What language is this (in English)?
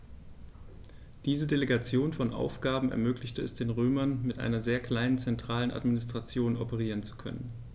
German